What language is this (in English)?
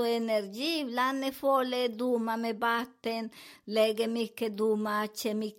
Swedish